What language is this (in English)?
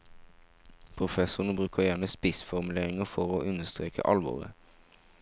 Norwegian